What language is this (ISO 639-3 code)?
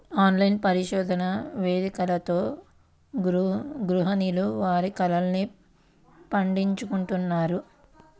tel